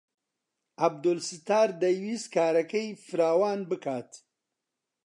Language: Central Kurdish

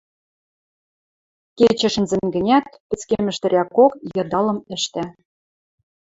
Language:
Western Mari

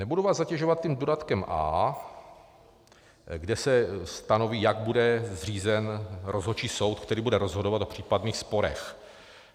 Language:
Czech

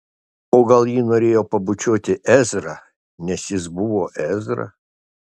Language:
Lithuanian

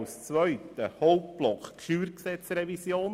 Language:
Swiss German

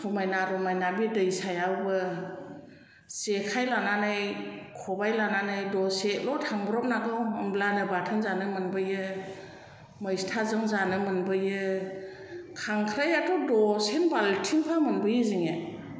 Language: Bodo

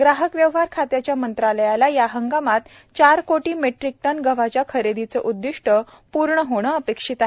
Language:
Marathi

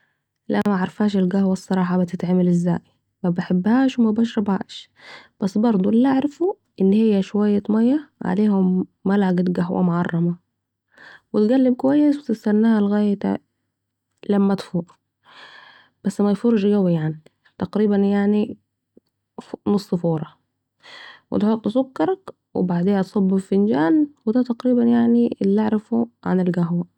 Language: Saidi Arabic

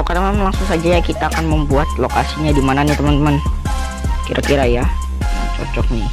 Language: Indonesian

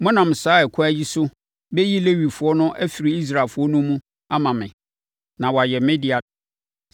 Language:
Akan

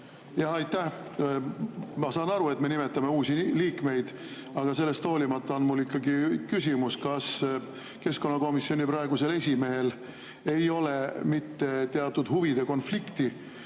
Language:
Estonian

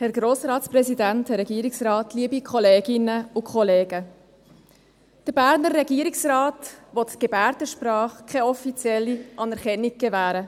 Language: Swiss German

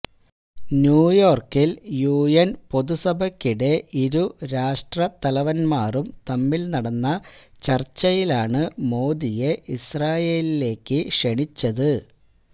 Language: Malayalam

